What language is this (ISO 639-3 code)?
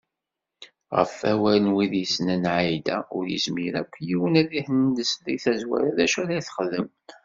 kab